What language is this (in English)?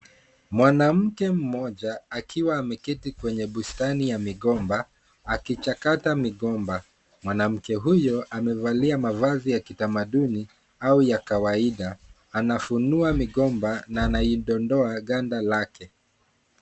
Swahili